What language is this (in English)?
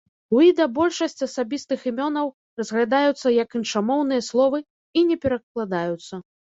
Belarusian